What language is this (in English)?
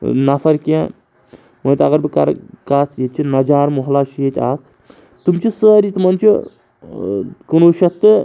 Kashmiri